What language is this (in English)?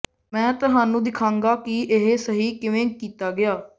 Punjabi